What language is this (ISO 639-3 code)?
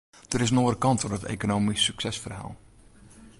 fry